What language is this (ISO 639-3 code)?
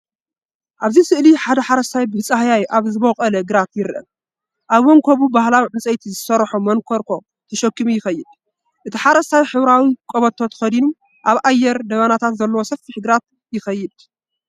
tir